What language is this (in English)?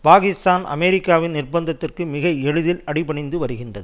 Tamil